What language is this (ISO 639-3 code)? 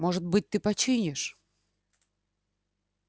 rus